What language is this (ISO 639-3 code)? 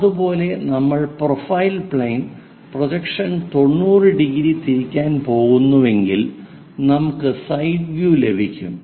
mal